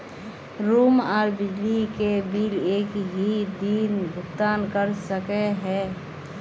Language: Magahi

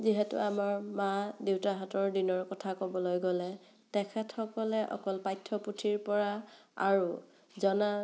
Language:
Assamese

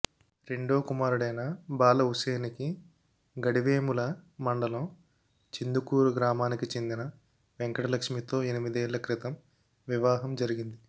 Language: Telugu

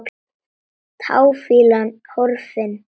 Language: Icelandic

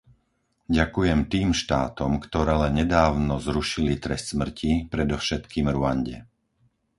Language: Slovak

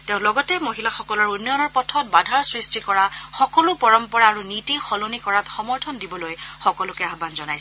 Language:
Assamese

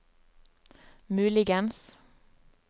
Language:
Norwegian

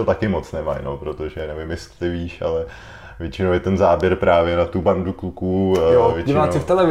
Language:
Czech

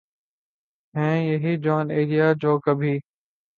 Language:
Urdu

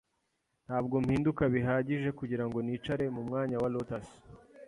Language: Kinyarwanda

